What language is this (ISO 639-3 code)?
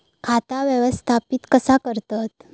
mar